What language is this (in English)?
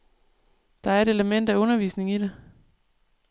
Danish